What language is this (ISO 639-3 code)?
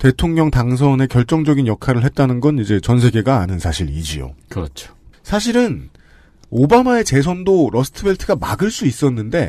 kor